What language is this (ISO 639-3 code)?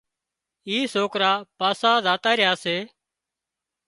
kxp